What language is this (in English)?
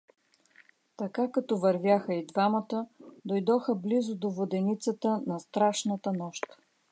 Bulgarian